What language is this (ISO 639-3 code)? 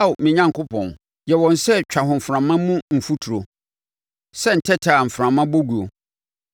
aka